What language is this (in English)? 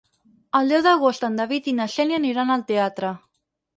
Catalan